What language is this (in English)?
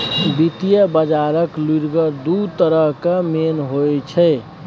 Maithili